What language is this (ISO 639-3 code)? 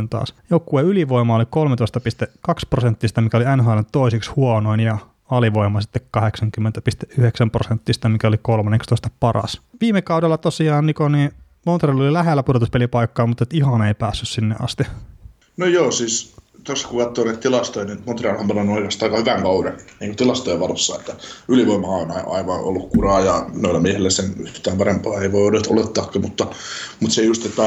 fin